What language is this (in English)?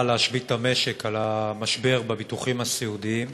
Hebrew